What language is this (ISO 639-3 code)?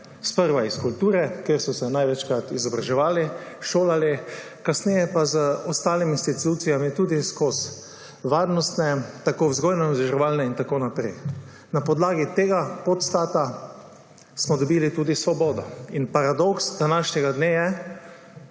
slv